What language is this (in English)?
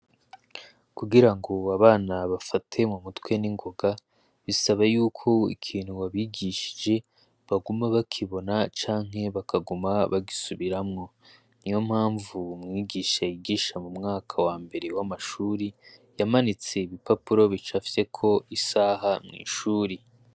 Rundi